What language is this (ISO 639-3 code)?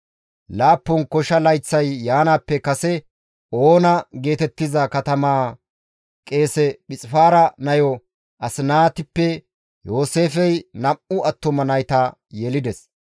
gmv